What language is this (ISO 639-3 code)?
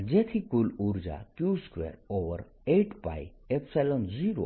guj